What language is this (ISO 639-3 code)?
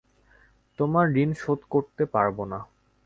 ben